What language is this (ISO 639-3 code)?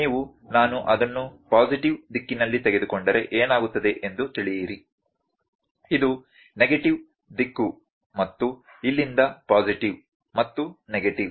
kan